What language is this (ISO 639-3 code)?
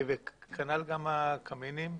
heb